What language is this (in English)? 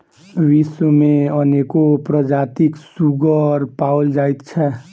Maithili